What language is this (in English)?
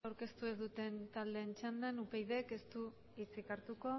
Basque